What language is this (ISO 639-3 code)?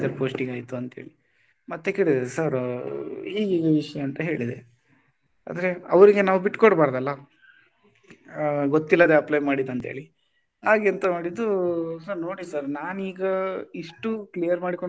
kan